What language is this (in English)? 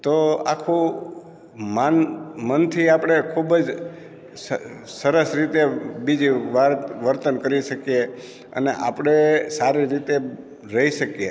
Gujarati